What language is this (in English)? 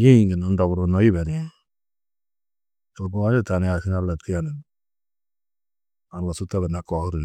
Tedaga